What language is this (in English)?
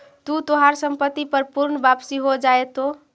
Magahi